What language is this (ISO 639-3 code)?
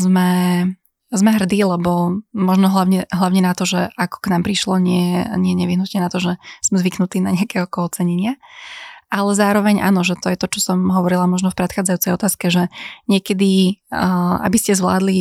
slk